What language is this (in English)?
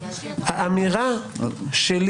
Hebrew